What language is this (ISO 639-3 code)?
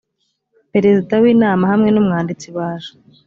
kin